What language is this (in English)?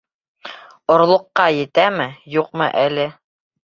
Bashkir